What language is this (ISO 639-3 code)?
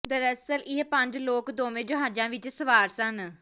pan